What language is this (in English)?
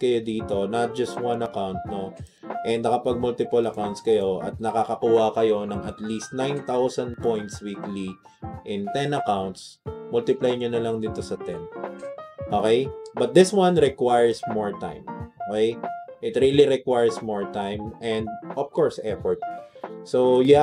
Filipino